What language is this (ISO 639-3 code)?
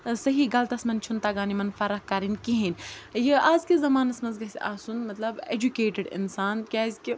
kas